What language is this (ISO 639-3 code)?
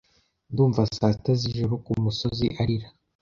kin